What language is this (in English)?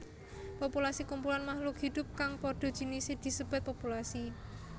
Javanese